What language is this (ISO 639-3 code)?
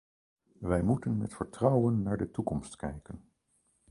nld